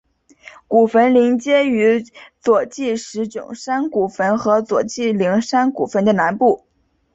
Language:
Chinese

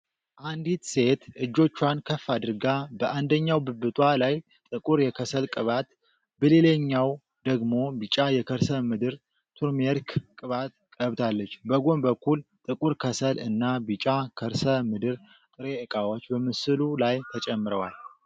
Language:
Amharic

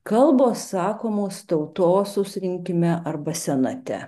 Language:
Lithuanian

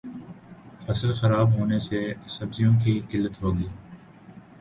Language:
Urdu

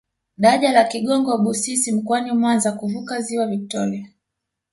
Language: Swahili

